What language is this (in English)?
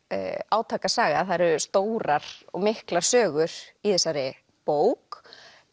Icelandic